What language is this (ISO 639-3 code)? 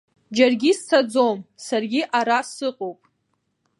abk